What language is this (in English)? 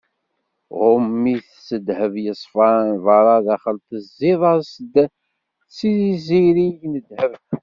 Kabyle